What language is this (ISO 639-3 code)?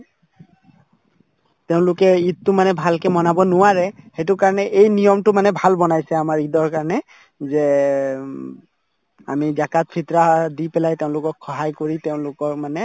asm